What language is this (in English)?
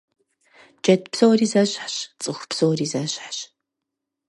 Kabardian